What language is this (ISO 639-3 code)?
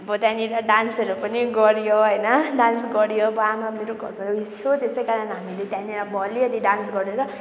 nep